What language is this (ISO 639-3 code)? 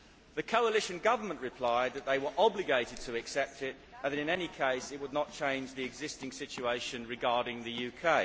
eng